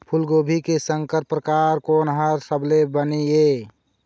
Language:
Chhattisgarhi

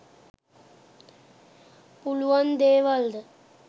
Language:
Sinhala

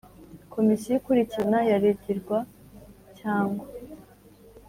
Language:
Kinyarwanda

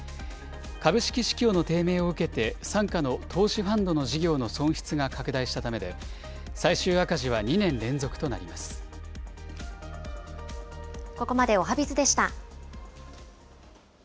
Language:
Japanese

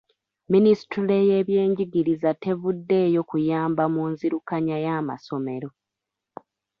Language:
Ganda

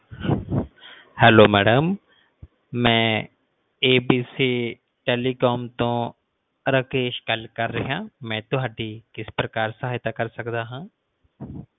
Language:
Punjabi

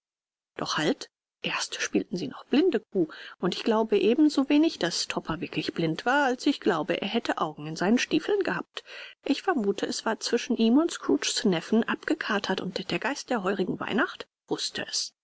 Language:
German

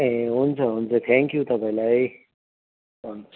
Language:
Nepali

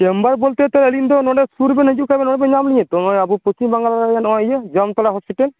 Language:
Santali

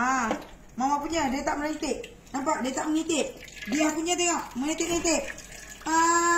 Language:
Malay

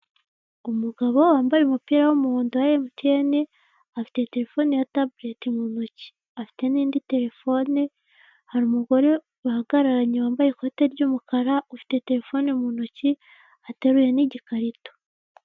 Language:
Kinyarwanda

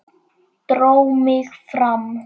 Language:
Icelandic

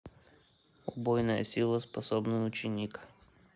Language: Russian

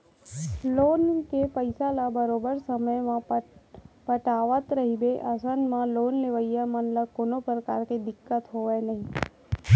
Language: Chhattisgarhi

